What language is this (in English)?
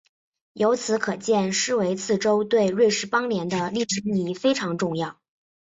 Chinese